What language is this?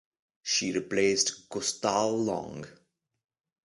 English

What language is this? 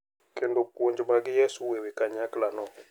Luo (Kenya and Tanzania)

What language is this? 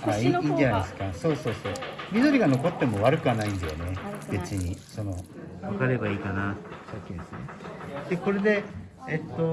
Japanese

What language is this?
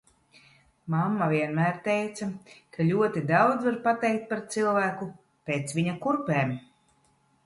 Latvian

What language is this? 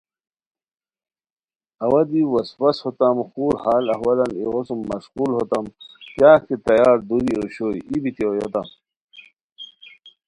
Khowar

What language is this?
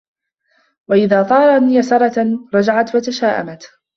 Arabic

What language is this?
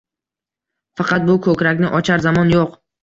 Uzbek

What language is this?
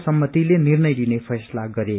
Nepali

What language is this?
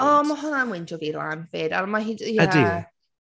Welsh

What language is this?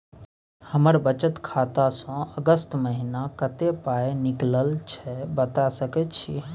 Maithili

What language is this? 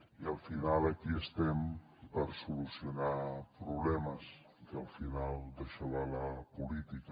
Catalan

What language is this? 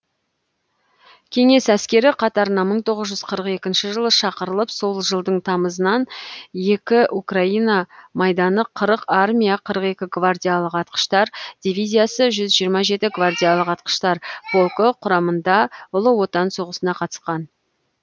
Kazakh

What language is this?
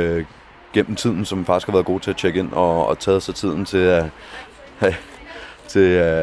Danish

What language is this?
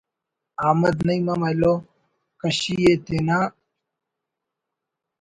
Brahui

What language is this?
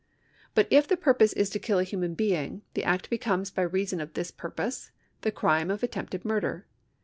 English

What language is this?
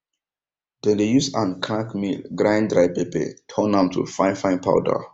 Nigerian Pidgin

